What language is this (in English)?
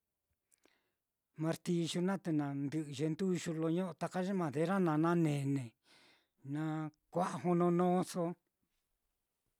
Mitlatongo Mixtec